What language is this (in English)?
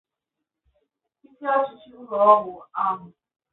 Igbo